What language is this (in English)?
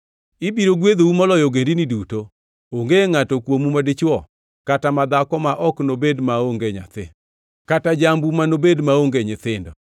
Luo (Kenya and Tanzania)